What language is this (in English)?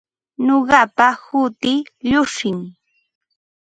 Ambo-Pasco Quechua